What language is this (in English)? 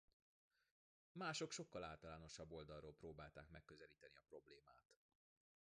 Hungarian